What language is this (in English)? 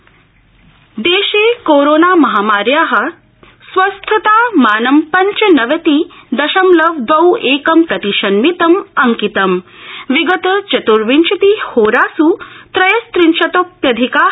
Sanskrit